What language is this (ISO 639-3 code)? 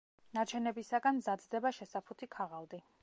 kat